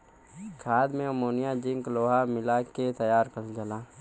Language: Bhojpuri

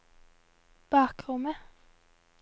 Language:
Norwegian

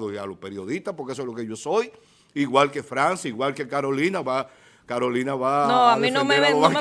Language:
Spanish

